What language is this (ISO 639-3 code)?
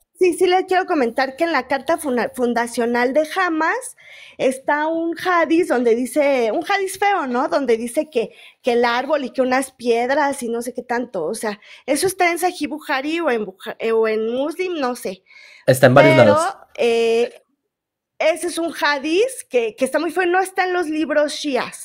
spa